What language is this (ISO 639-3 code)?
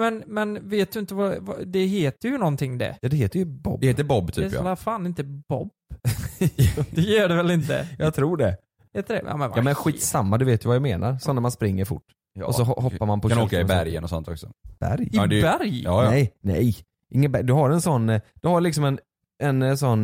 swe